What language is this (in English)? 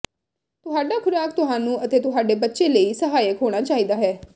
Punjabi